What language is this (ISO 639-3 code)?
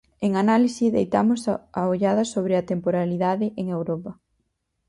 glg